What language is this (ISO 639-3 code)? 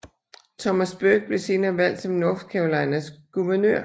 dan